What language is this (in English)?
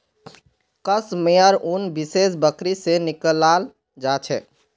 Magahi